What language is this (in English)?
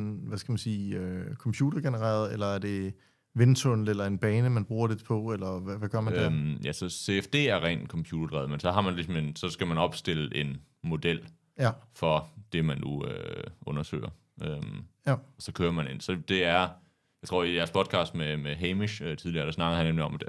Danish